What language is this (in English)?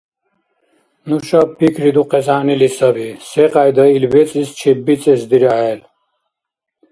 Dargwa